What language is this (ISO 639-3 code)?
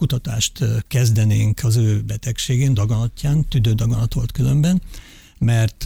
hun